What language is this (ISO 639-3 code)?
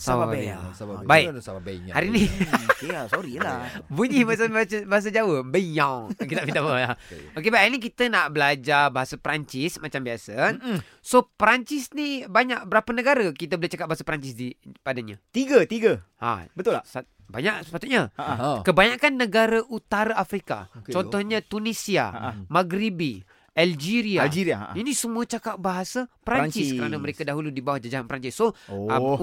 msa